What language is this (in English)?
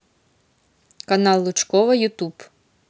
Russian